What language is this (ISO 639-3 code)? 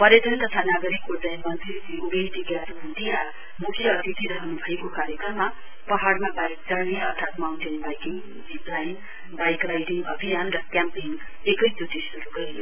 nep